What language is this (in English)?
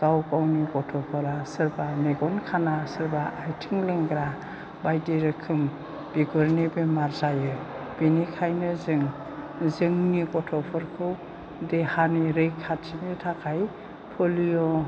Bodo